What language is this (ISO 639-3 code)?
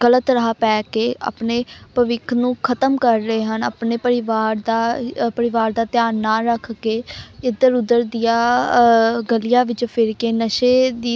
pan